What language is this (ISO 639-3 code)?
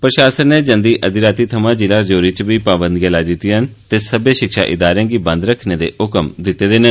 doi